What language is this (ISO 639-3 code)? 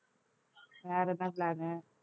tam